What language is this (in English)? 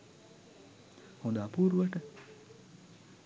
Sinhala